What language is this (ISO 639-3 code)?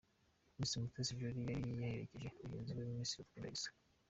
kin